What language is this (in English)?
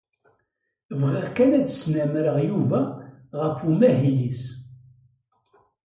Kabyle